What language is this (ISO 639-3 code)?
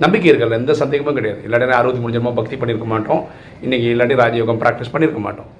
tam